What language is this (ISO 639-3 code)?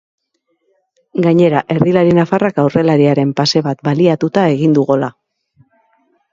eus